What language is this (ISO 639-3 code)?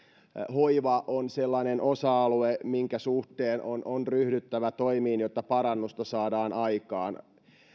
fin